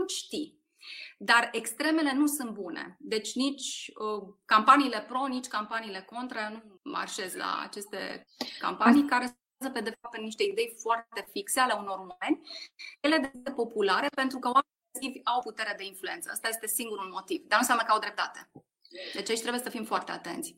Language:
Romanian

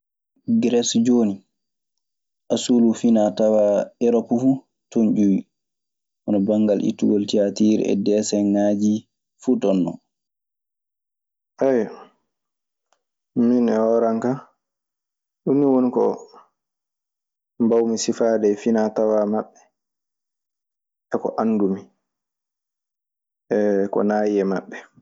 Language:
Maasina Fulfulde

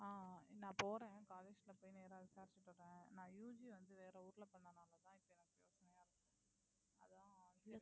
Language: Tamil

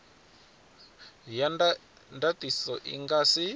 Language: Venda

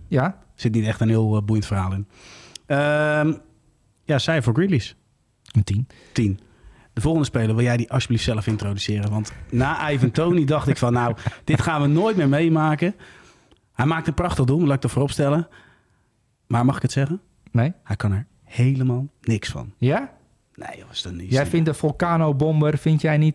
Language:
Dutch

